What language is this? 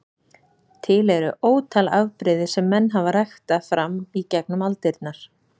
Icelandic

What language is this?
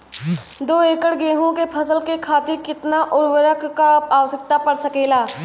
Bhojpuri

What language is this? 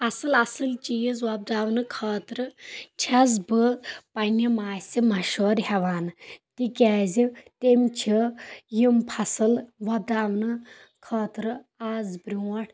Kashmiri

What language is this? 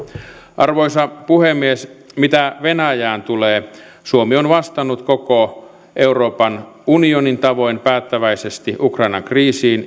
Finnish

